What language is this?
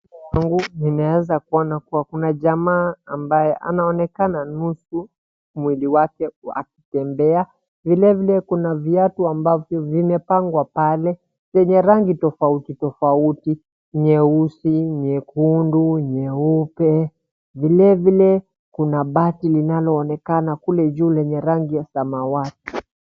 Swahili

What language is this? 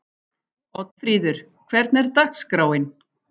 Icelandic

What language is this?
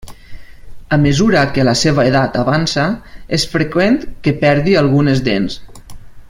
Catalan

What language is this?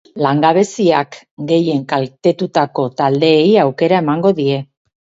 Basque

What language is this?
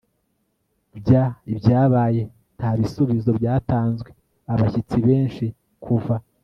Kinyarwanda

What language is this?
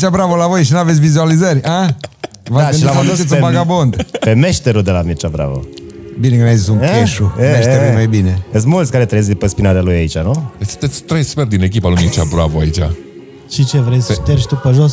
Romanian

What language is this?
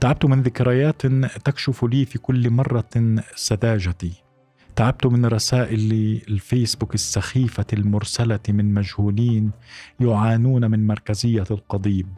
Arabic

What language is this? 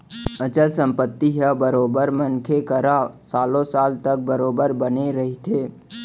Chhattisgarhi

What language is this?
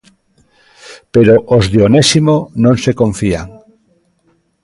Galician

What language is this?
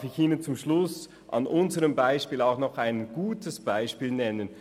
Swiss German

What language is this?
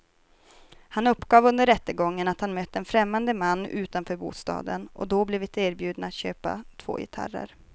Swedish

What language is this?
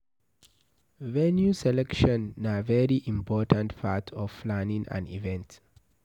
Nigerian Pidgin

